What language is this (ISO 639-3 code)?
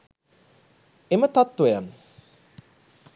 sin